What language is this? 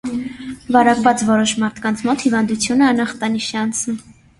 Armenian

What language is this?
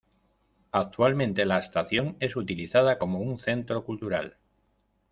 Spanish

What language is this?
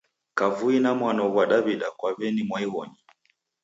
Taita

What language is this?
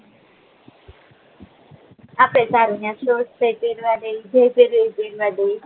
Gujarati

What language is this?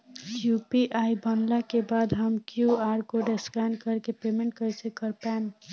Bhojpuri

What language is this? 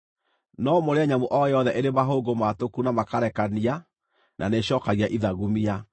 Kikuyu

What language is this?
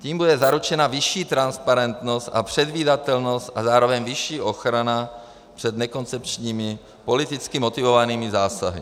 Czech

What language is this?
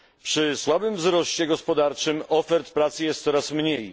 Polish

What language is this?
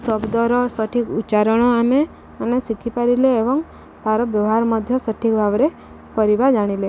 Odia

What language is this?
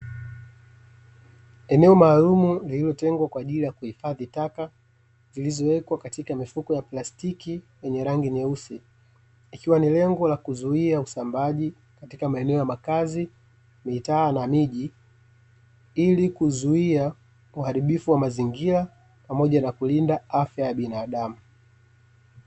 Swahili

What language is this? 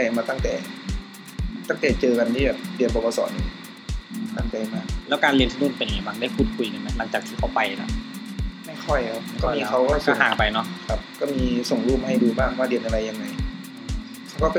Thai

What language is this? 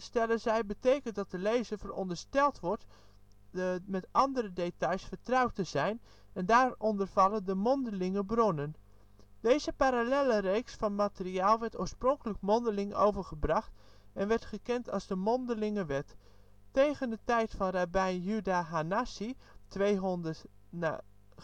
Dutch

